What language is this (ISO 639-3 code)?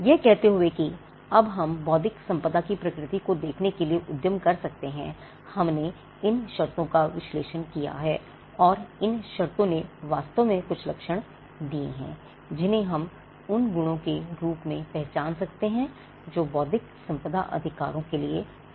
hin